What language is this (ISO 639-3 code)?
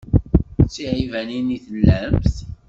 kab